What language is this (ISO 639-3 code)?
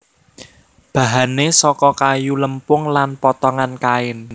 jav